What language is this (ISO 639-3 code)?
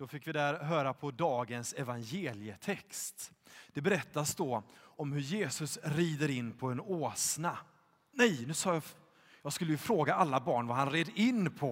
swe